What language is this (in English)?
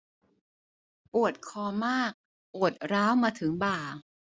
Thai